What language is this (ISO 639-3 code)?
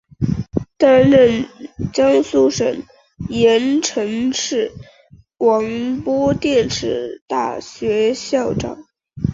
zho